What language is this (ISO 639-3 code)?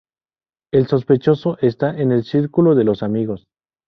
spa